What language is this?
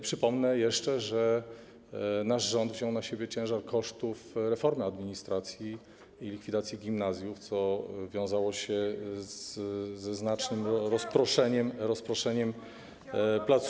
Polish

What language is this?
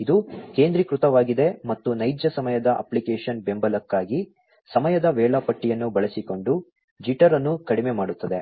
Kannada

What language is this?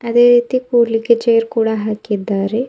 Kannada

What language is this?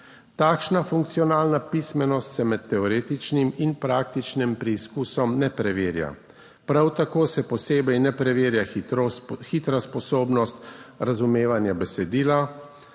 Slovenian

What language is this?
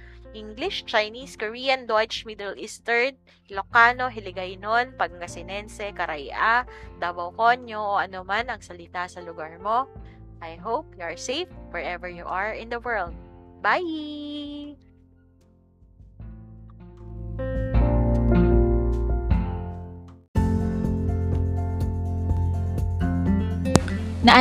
Filipino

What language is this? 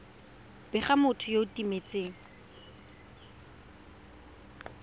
Tswana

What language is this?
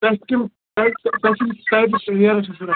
Kashmiri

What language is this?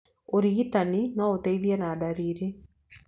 Kikuyu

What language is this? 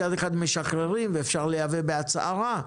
Hebrew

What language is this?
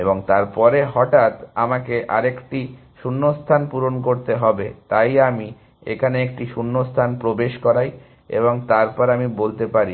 Bangla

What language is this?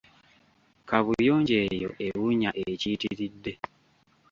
Ganda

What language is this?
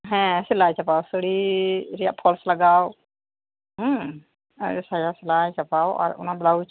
Santali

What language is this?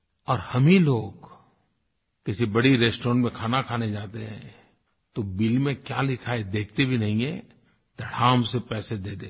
Hindi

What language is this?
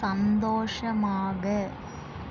Tamil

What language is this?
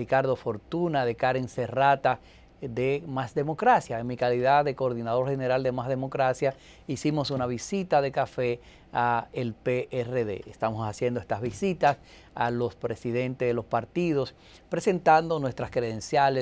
Spanish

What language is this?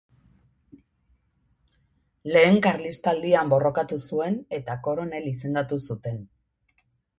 Basque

